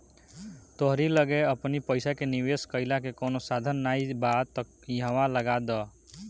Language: Bhojpuri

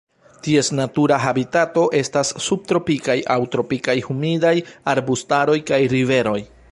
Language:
Esperanto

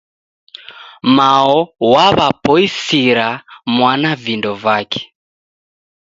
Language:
Taita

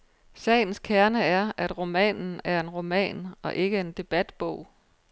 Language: Danish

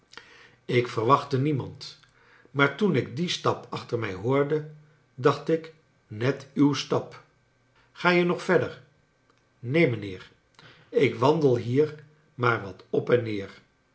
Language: Dutch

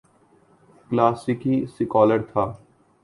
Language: Urdu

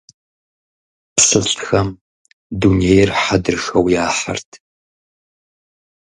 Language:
Kabardian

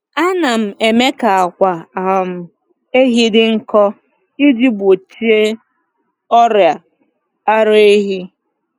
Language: Igbo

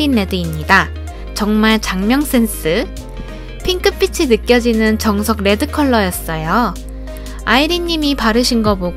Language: Korean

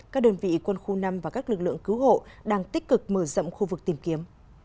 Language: Vietnamese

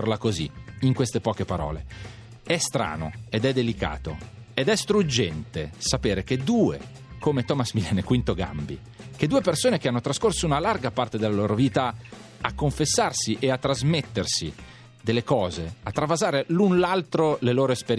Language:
Italian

